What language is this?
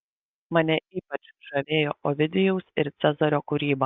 Lithuanian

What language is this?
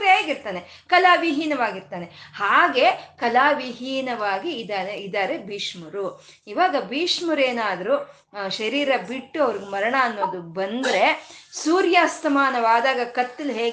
Kannada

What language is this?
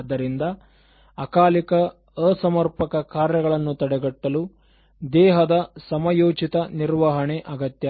Kannada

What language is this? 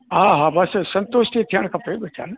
Sindhi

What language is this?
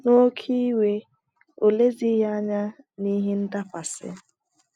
Igbo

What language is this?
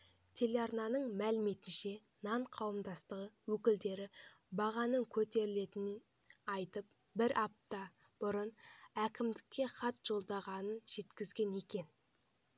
Kazakh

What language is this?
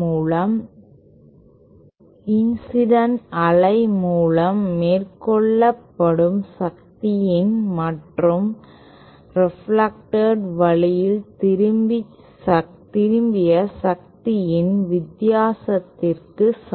Tamil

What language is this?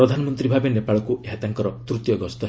Odia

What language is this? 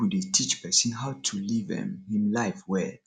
Nigerian Pidgin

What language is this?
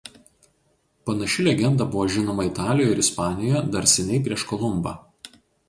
Lithuanian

